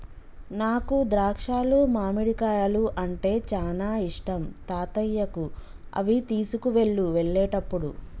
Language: Telugu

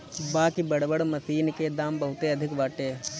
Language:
Bhojpuri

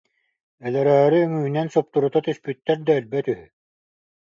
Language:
Yakut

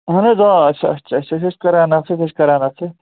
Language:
Kashmiri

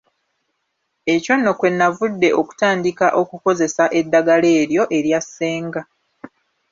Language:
Ganda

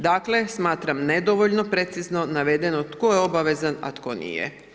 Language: Croatian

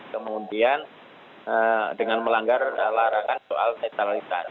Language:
Indonesian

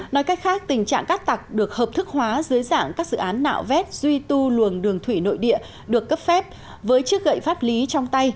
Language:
Vietnamese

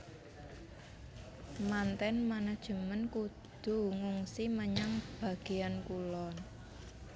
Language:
Javanese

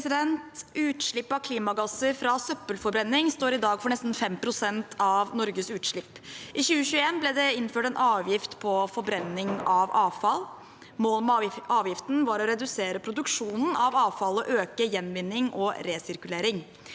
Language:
Norwegian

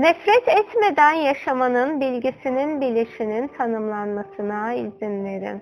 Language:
Turkish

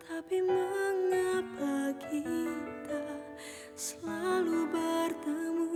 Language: Indonesian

